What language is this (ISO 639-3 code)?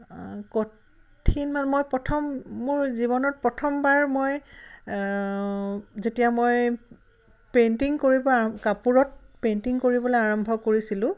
asm